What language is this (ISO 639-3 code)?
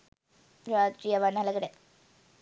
sin